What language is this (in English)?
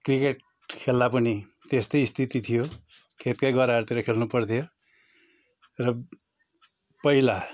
Nepali